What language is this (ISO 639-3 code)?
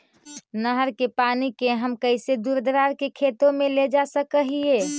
mag